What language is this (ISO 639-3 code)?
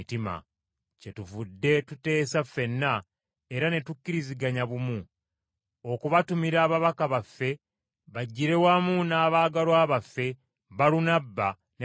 lug